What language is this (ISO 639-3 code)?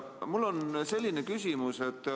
est